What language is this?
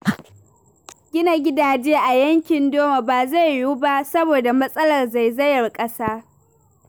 Hausa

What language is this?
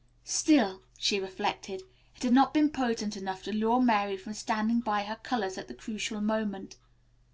English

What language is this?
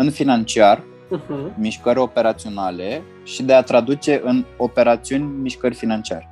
Romanian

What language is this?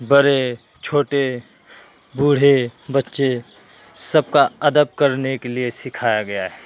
Urdu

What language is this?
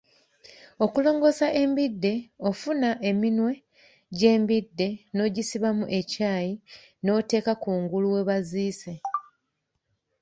Ganda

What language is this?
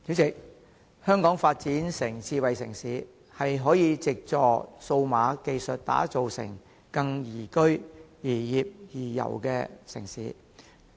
Cantonese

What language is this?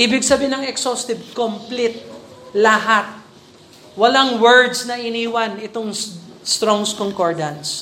Filipino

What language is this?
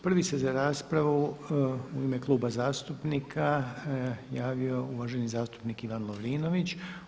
Croatian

